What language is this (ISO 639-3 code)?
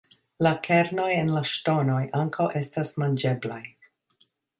epo